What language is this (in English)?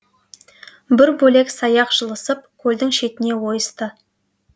Kazakh